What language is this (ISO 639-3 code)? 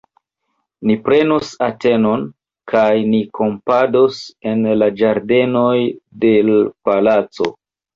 epo